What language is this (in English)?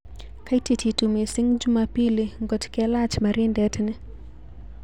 Kalenjin